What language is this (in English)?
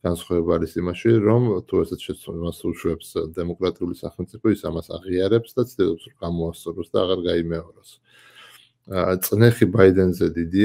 Arabic